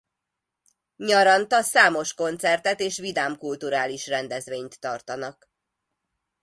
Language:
Hungarian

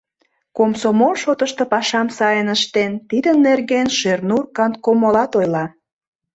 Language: Mari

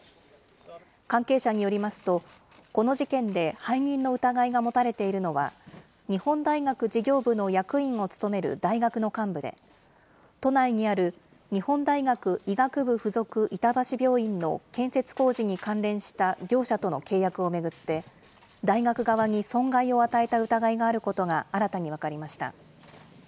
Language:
Japanese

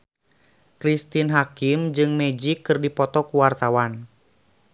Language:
Sundanese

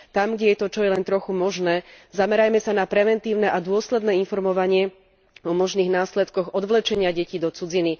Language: Slovak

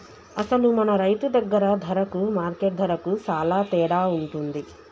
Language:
Telugu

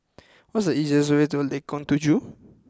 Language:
English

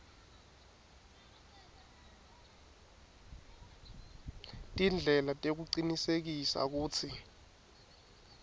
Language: Swati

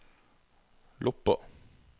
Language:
Norwegian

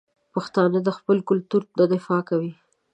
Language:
Pashto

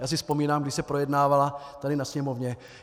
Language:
Czech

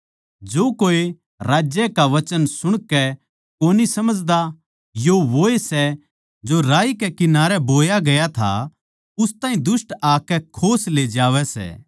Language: Haryanvi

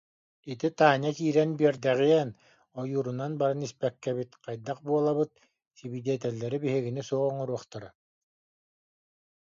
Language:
Yakut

